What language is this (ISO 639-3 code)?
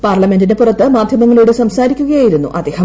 mal